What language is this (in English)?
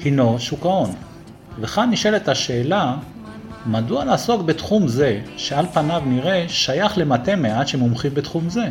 Hebrew